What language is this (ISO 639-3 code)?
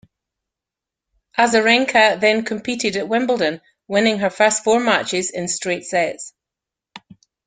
eng